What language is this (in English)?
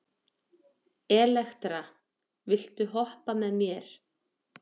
Icelandic